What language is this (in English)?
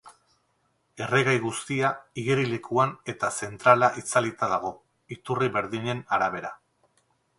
Basque